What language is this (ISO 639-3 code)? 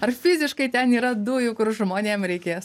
lit